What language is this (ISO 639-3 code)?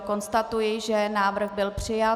ces